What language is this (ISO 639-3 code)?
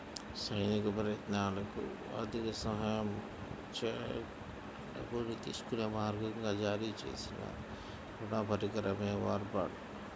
tel